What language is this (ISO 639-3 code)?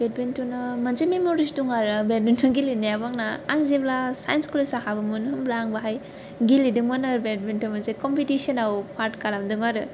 brx